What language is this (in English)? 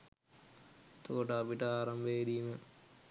Sinhala